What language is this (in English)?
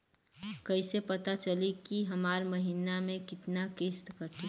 Bhojpuri